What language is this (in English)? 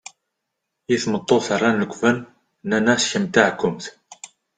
Kabyle